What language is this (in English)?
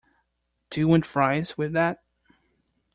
English